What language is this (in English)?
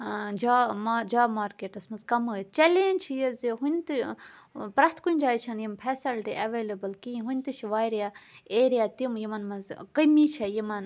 Kashmiri